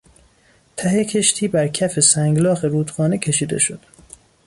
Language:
Persian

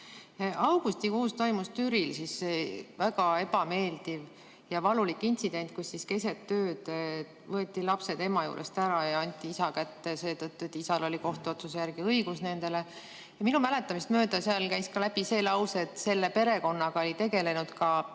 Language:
Estonian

